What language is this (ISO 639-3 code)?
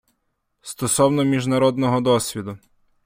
ukr